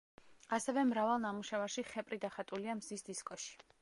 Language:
Georgian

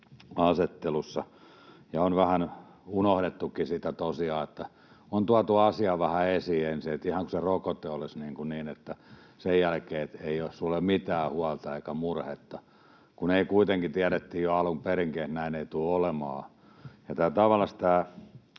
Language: Finnish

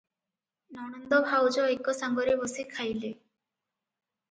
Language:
Odia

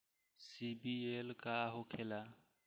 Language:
Bhojpuri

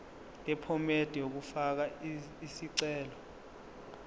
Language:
Zulu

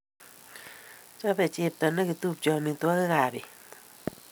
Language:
Kalenjin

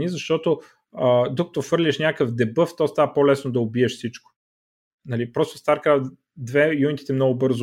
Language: Bulgarian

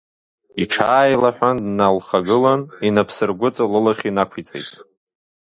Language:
Abkhazian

